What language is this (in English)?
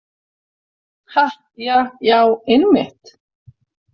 Icelandic